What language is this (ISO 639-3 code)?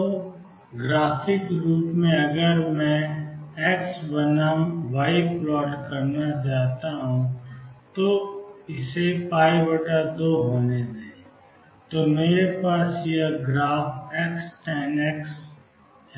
hin